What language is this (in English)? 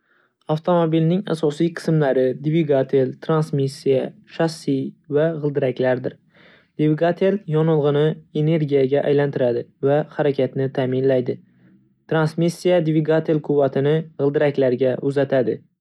Uzbek